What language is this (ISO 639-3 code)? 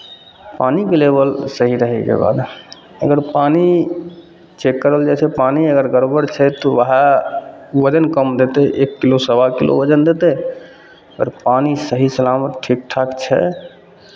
mai